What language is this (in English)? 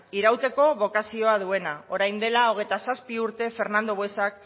Basque